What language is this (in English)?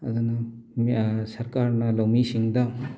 Manipuri